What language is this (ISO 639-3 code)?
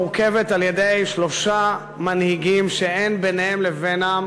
heb